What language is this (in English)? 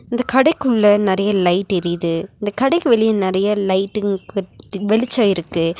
Tamil